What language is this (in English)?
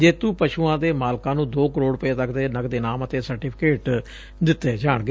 Punjabi